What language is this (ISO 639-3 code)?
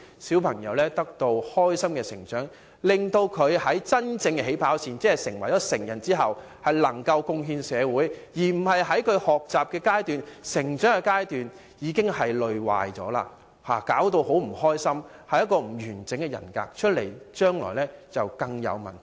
yue